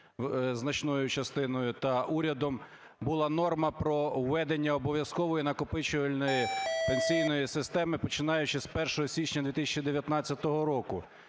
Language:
Ukrainian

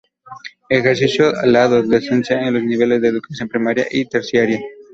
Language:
Spanish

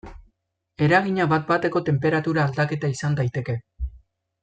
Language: Basque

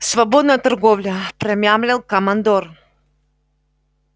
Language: Russian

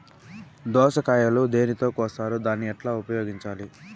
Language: Telugu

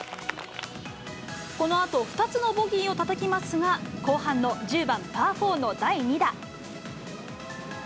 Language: Japanese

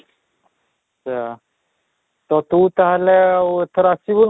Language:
Odia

